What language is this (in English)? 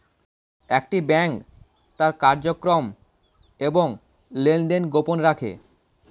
Bangla